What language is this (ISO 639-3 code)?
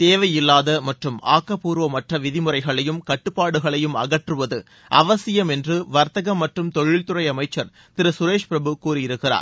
tam